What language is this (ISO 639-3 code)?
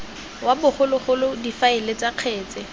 tsn